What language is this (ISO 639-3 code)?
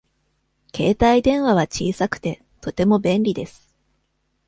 jpn